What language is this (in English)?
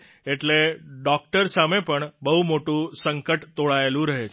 Gujarati